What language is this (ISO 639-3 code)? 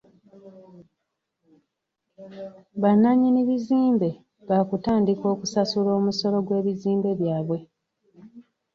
lug